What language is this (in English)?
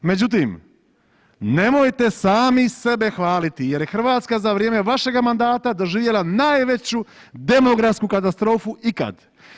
Croatian